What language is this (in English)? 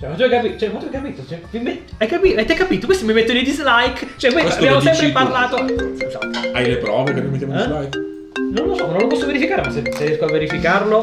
Italian